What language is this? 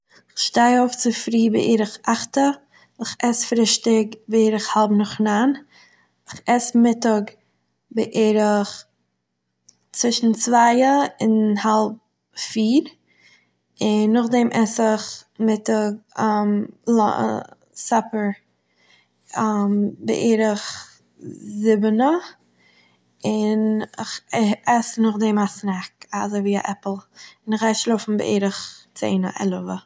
Yiddish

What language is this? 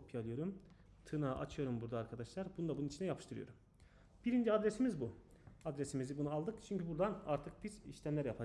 Turkish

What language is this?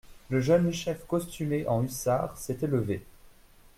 French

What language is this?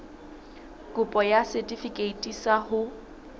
Southern Sotho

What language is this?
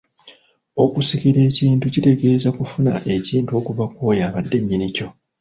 Ganda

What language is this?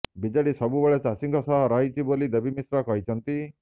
Odia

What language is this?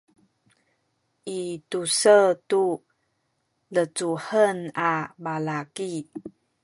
Sakizaya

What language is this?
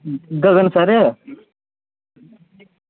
Dogri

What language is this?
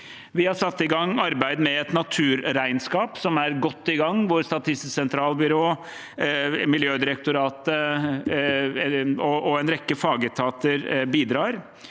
Norwegian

